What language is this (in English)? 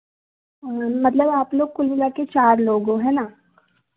Hindi